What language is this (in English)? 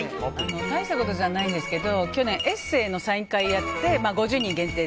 Japanese